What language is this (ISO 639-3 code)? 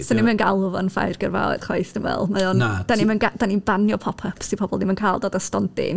cym